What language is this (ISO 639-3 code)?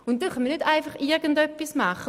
gsw